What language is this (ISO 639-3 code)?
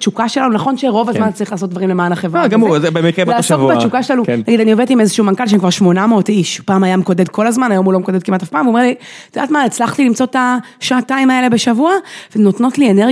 heb